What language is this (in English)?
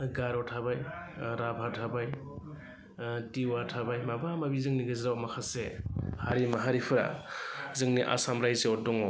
Bodo